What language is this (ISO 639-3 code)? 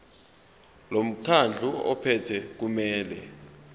zul